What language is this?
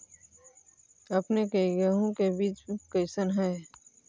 Magahi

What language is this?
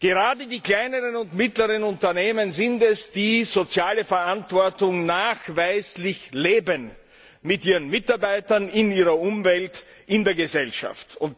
German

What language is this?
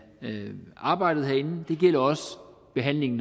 Danish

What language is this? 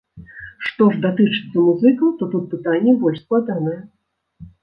Belarusian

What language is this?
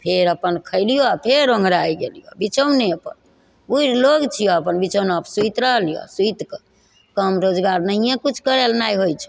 Maithili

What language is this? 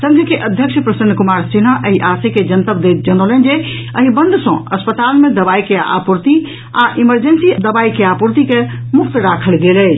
Maithili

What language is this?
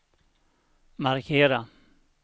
Swedish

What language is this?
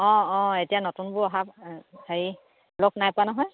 Assamese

